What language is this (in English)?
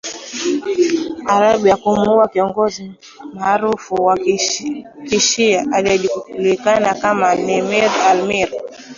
Swahili